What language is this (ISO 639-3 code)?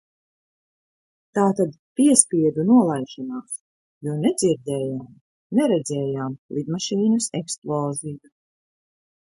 lav